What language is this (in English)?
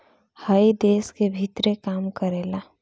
Bhojpuri